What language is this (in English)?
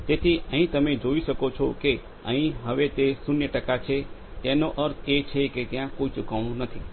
Gujarati